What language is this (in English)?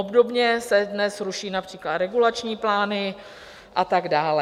Czech